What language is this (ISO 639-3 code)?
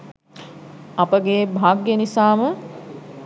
sin